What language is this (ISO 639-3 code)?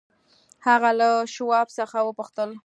pus